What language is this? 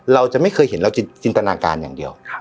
Thai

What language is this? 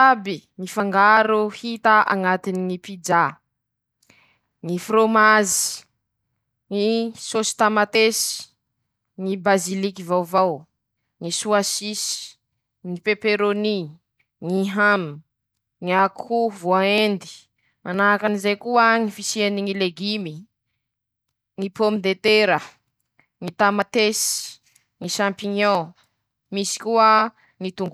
Masikoro Malagasy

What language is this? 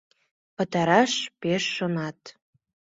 Mari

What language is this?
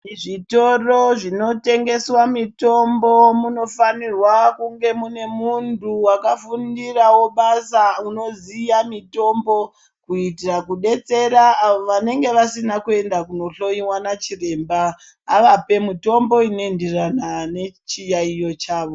Ndau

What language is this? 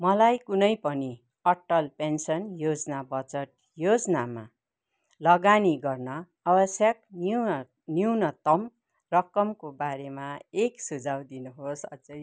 Nepali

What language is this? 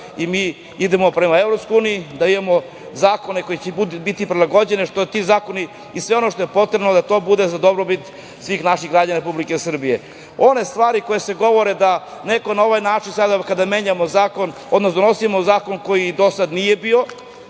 Serbian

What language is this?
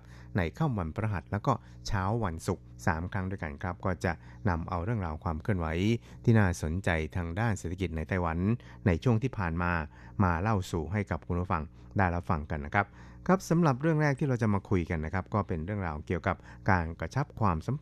Thai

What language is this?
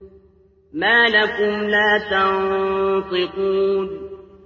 Arabic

